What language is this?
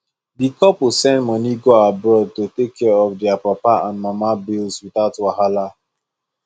Nigerian Pidgin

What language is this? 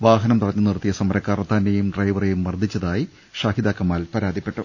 Malayalam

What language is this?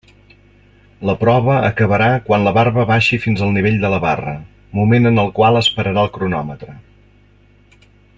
Catalan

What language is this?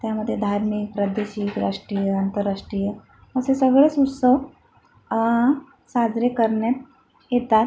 Marathi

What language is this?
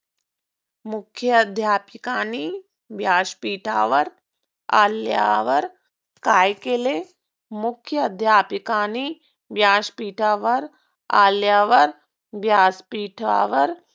Marathi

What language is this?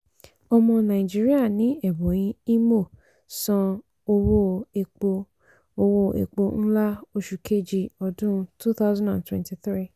Yoruba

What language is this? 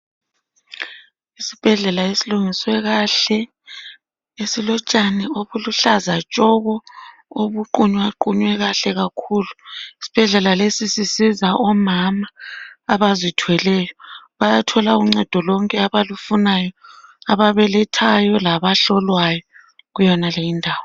North Ndebele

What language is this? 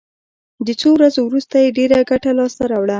Pashto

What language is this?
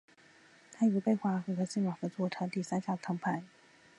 Chinese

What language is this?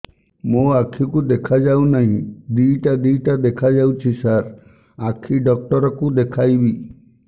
Odia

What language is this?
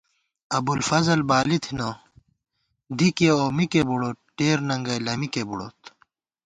Gawar-Bati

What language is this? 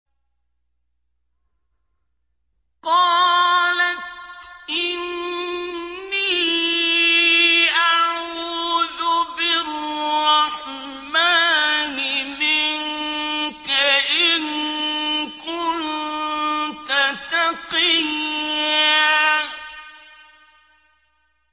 Arabic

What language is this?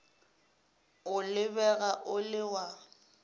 Northern Sotho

